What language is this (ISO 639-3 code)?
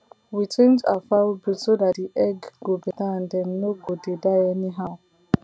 pcm